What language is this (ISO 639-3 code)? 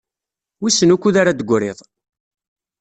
kab